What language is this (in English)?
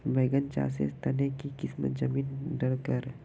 Magahi